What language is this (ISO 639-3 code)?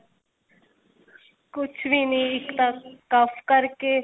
pan